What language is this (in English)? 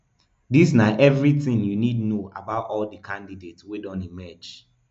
Nigerian Pidgin